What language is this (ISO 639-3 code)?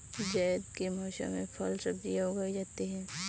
hin